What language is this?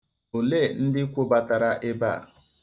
Igbo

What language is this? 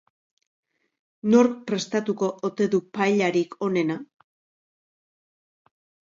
Basque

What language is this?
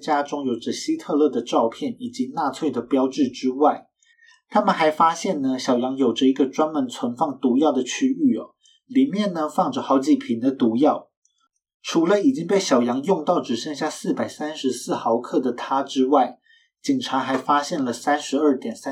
Chinese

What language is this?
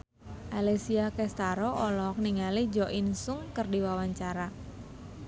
Sundanese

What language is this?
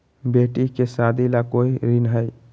Magahi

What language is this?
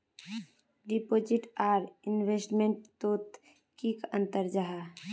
Magahi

